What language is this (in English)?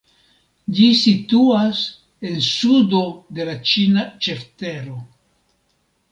Esperanto